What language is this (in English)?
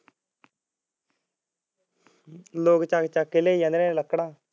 Punjabi